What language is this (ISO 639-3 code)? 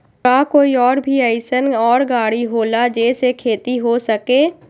mag